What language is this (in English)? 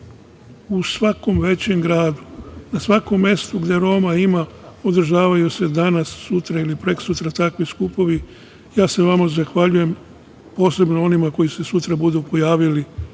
Serbian